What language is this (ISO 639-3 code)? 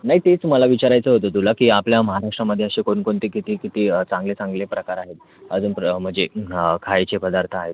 mar